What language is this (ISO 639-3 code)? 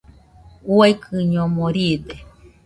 hux